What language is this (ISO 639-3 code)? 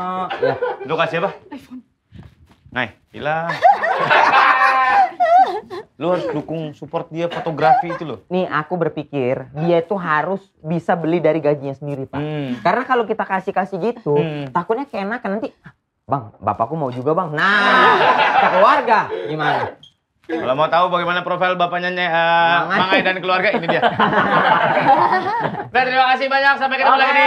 ind